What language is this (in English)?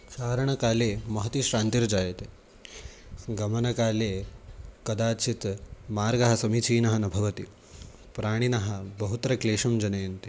Sanskrit